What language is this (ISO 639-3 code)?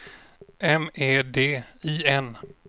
swe